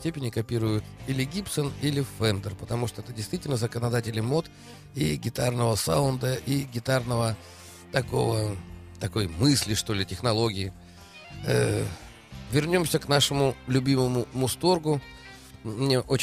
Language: Russian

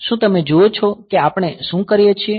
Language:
Gujarati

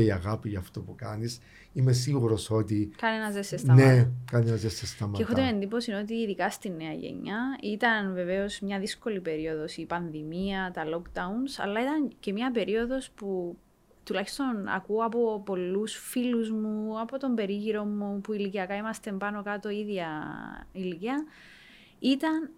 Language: Greek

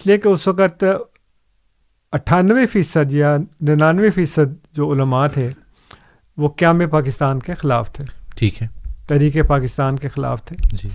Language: Urdu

